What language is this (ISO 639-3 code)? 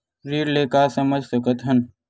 hne